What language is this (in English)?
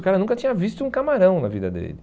Portuguese